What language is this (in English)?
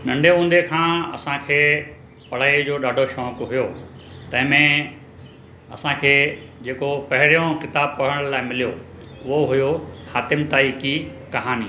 Sindhi